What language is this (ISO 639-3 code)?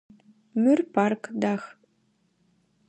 ady